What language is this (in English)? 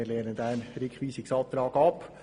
Swiss German